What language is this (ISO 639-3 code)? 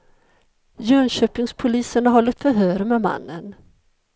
swe